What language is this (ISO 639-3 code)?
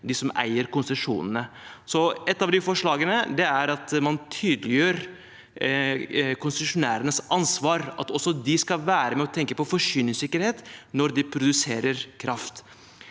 nor